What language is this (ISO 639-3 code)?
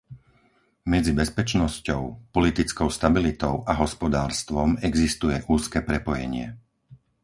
slk